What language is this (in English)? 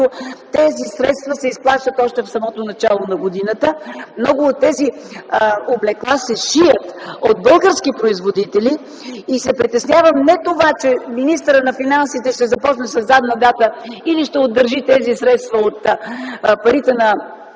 Bulgarian